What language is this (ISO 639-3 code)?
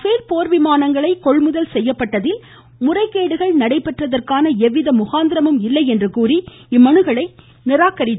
tam